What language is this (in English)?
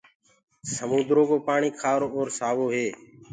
Gurgula